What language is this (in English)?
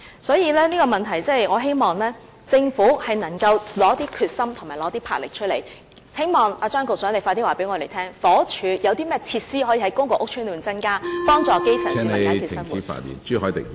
Cantonese